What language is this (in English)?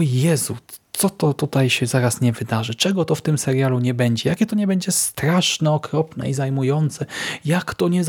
Polish